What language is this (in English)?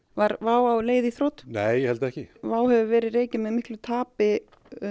Icelandic